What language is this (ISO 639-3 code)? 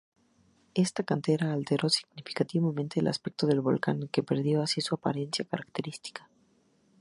spa